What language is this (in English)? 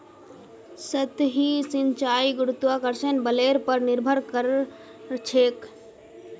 Magahi